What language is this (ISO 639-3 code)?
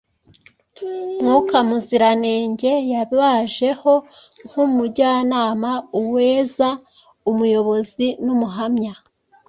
kin